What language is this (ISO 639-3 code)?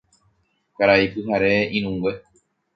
grn